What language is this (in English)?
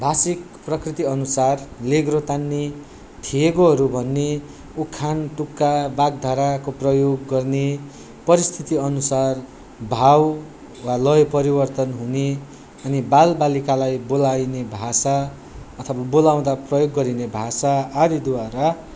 Nepali